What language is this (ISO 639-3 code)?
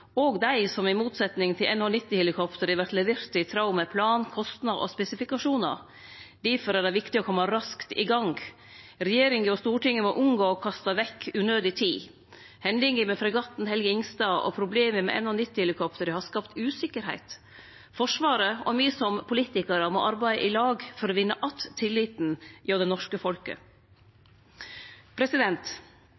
nno